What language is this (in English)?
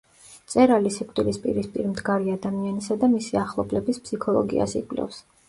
Georgian